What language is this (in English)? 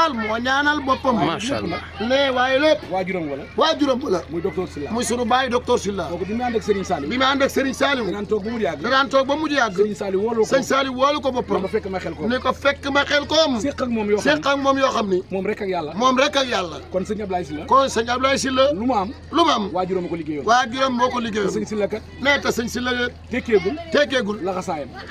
Arabic